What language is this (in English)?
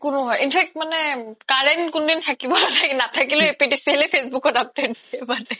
Assamese